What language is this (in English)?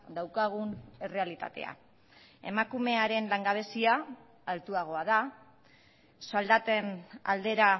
Basque